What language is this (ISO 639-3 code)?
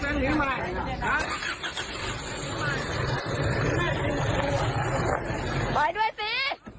tha